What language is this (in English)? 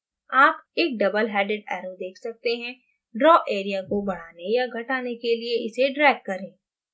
Hindi